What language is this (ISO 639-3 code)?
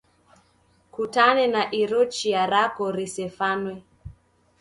dav